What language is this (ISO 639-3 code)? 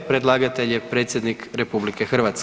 hrv